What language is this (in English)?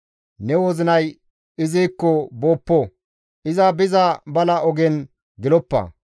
Gamo